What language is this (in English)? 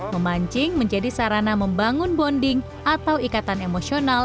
Indonesian